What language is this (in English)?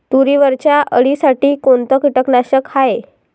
Marathi